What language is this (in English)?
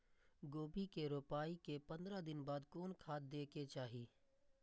Maithili